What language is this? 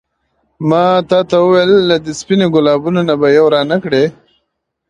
Pashto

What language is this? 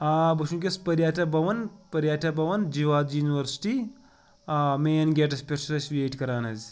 Kashmiri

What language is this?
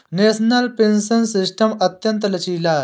Hindi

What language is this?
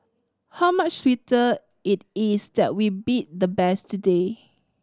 English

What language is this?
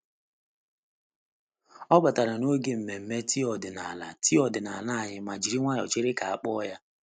Igbo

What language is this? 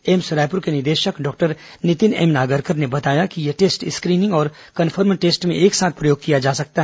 Hindi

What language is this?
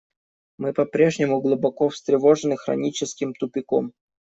Russian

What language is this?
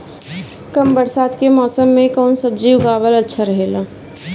Bhojpuri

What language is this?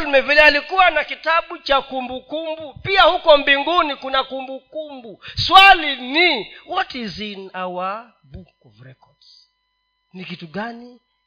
Swahili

